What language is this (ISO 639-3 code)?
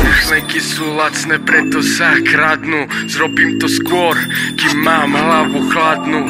slk